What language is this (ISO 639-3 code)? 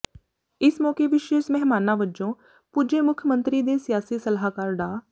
pan